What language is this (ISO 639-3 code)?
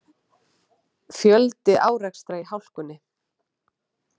isl